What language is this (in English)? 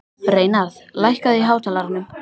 Icelandic